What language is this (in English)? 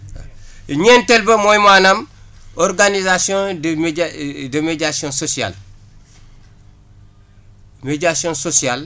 Wolof